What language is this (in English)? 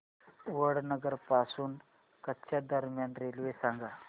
Marathi